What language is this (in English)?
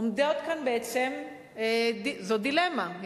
Hebrew